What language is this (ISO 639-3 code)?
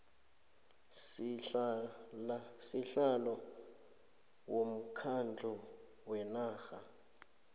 nbl